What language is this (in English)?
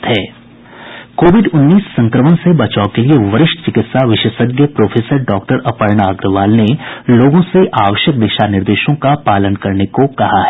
Hindi